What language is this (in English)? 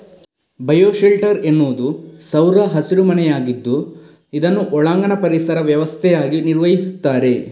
Kannada